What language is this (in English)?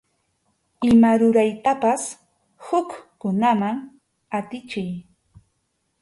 Arequipa-La Unión Quechua